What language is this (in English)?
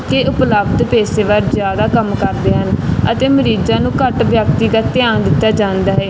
Punjabi